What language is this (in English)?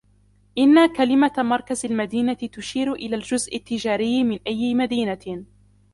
Arabic